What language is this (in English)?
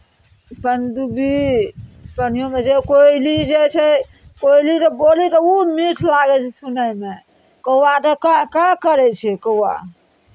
Maithili